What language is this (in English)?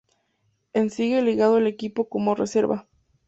Spanish